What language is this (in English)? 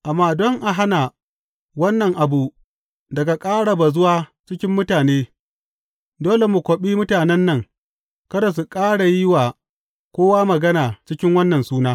Hausa